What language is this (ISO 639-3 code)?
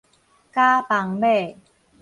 nan